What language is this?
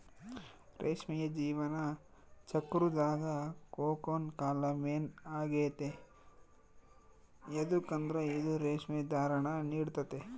Kannada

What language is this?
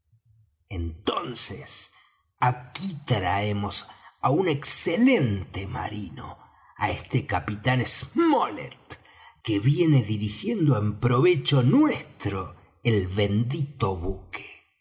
Spanish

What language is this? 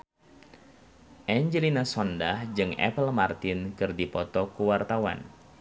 Sundanese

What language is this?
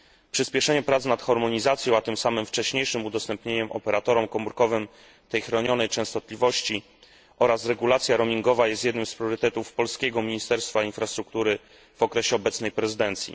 Polish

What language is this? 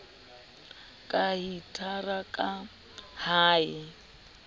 Southern Sotho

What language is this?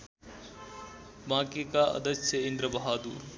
Nepali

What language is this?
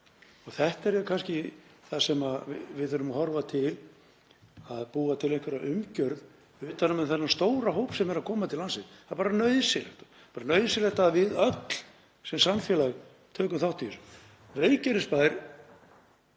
Icelandic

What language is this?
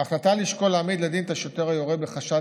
Hebrew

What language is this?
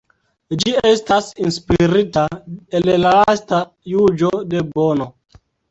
Esperanto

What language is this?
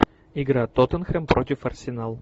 Russian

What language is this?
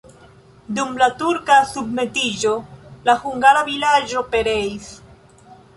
Esperanto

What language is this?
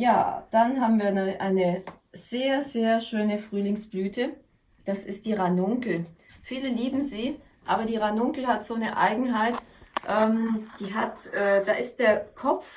German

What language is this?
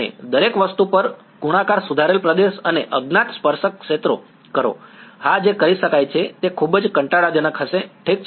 Gujarati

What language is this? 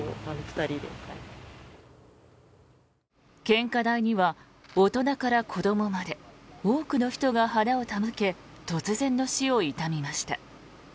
Japanese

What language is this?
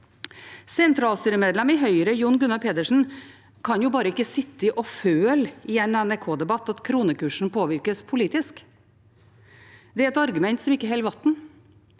Norwegian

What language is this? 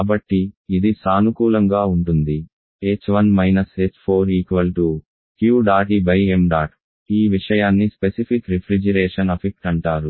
Telugu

